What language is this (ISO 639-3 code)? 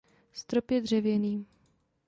ces